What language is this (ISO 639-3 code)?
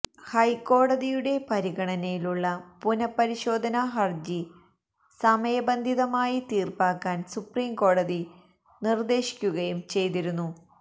mal